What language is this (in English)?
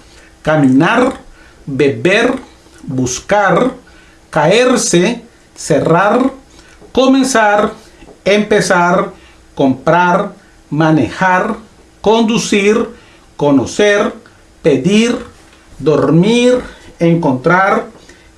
Spanish